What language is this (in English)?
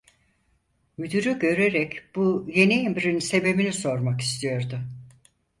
Turkish